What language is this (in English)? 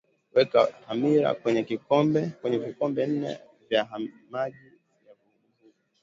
Swahili